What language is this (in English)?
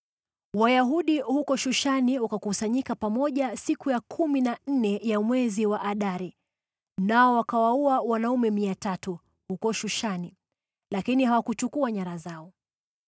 Swahili